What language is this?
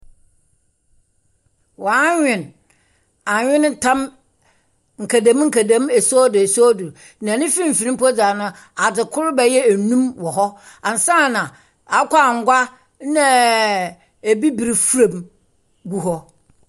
Akan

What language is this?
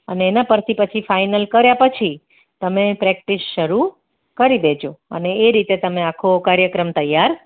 Gujarati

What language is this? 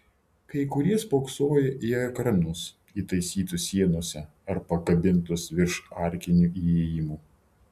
Lithuanian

